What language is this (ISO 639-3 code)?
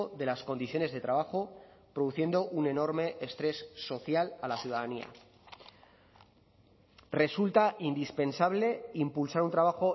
spa